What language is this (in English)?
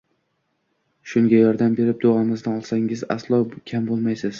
Uzbek